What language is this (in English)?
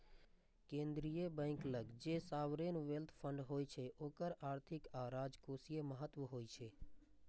Maithili